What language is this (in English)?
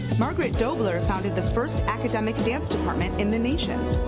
English